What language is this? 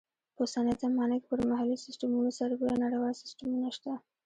Pashto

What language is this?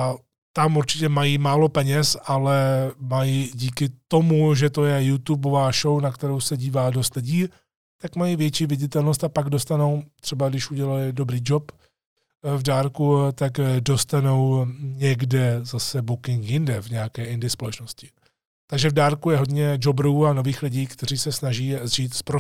Czech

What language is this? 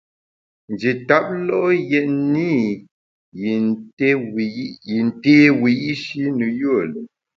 Bamun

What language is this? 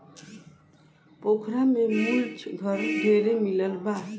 Bhojpuri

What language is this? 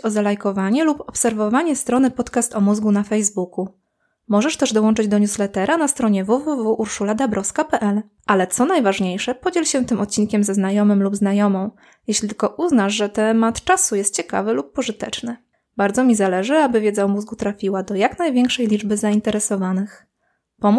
Polish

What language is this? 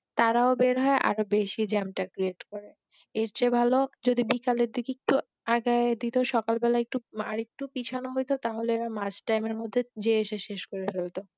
Bangla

